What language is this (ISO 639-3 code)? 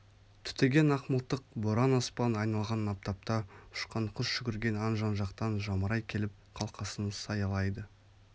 kaz